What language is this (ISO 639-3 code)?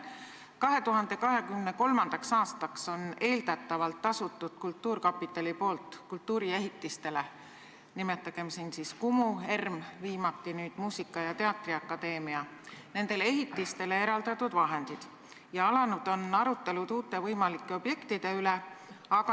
est